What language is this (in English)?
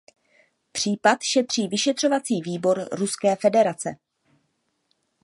Czech